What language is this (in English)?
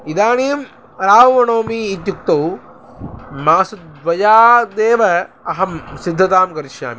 Sanskrit